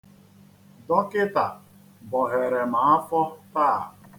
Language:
Igbo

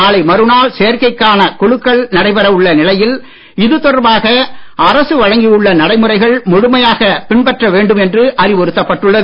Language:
Tamil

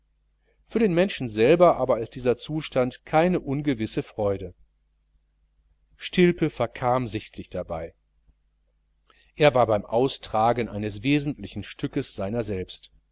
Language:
German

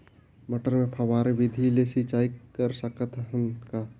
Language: Chhattisgarhi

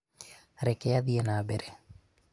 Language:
Kikuyu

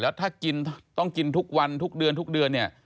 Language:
Thai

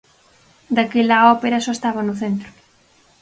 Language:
Galician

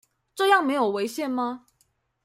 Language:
Chinese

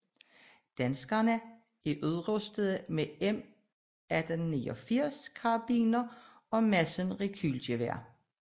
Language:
Danish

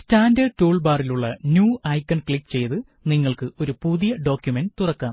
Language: Malayalam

